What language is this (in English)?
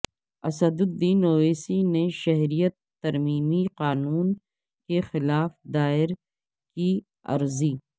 Urdu